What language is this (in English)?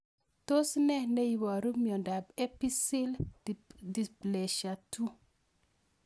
Kalenjin